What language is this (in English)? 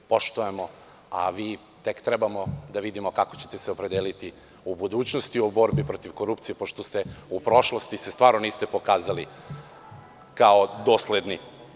Serbian